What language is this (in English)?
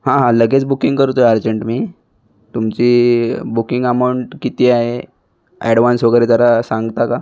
Marathi